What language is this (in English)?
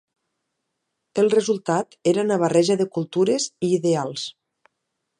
Catalan